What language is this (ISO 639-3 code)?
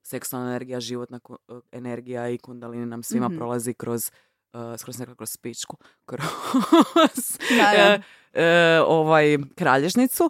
hrv